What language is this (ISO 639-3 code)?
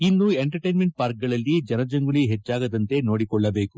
kan